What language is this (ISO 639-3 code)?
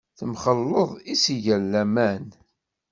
kab